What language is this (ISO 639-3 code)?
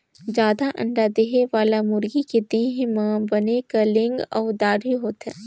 hne